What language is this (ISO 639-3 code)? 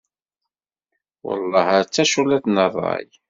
kab